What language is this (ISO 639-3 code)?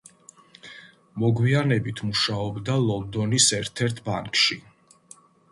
kat